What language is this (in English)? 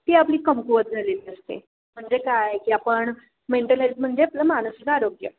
Marathi